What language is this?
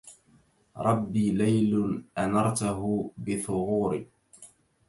Arabic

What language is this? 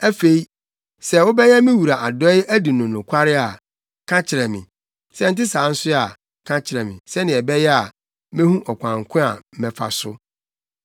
Akan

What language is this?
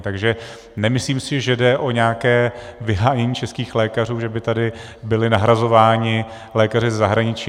Czech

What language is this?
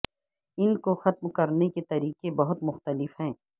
Urdu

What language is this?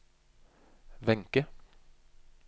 Norwegian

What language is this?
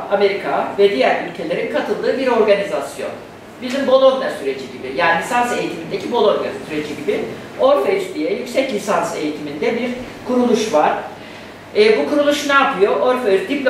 Turkish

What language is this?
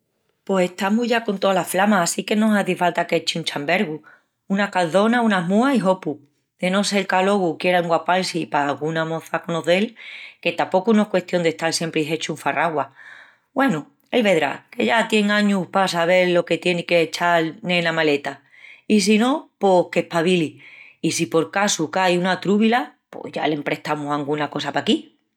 Extremaduran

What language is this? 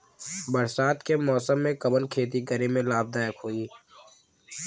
Bhojpuri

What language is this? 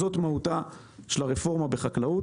Hebrew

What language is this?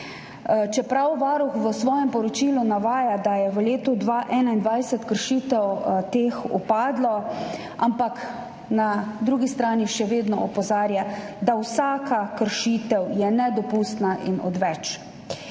Slovenian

